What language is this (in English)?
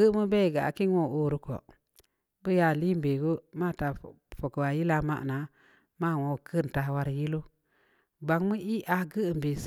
Samba Leko